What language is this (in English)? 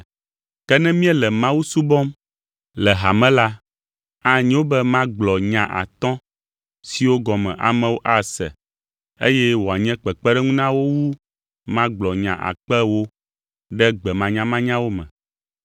Ewe